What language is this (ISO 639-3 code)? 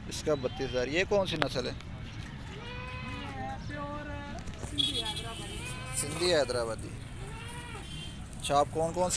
hin